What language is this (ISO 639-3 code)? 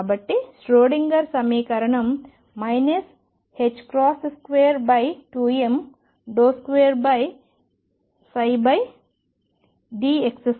tel